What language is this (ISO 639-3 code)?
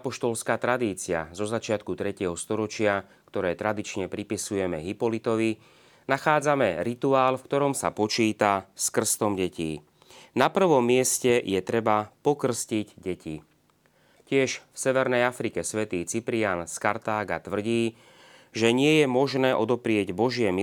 slk